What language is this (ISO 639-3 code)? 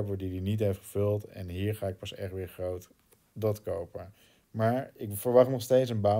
nld